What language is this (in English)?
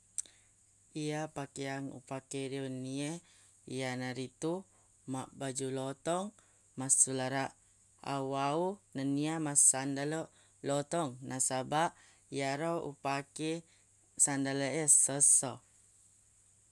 Buginese